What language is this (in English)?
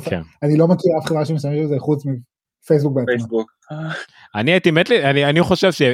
Hebrew